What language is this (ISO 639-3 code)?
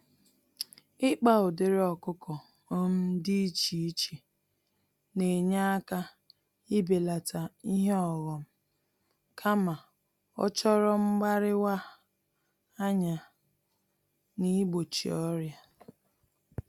ibo